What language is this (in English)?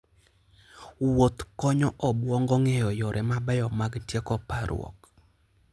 Luo (Kenya and Tanzania)